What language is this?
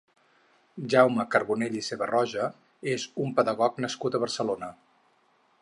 Catalan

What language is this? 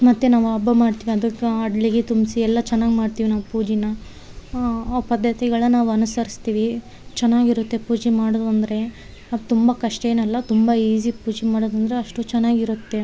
Kannada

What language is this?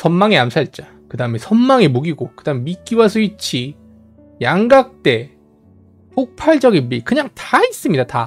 Korean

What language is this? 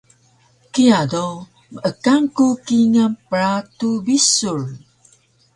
Taroko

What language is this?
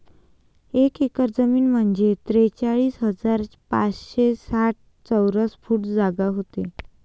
Marathi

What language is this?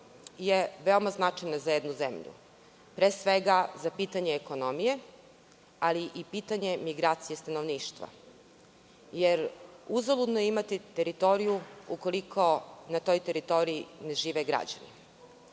Serbian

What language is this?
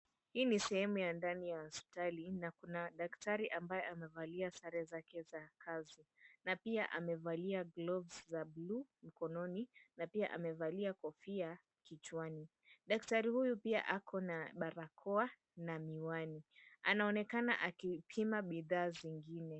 Swahili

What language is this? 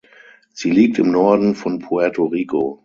German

